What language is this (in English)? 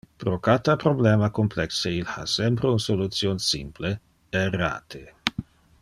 Interlingua